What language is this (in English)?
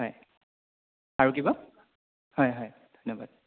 Assamese